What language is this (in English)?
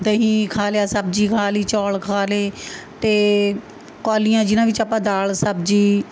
Punjabi